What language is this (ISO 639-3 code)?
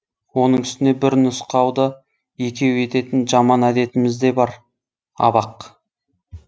kaz